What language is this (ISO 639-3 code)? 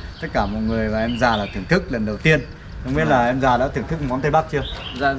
vie